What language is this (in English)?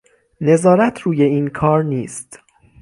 Persian